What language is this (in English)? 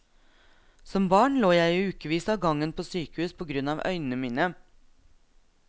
Norwegian